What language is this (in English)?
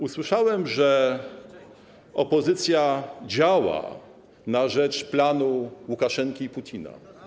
Polish